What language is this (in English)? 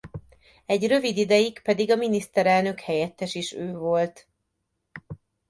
Hungarian